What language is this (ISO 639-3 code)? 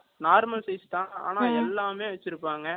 tam